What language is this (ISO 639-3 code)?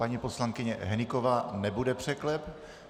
ces